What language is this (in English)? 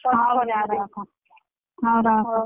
Odia